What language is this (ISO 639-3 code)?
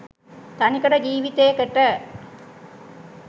sin